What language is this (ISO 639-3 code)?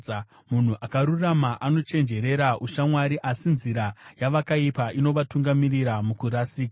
sna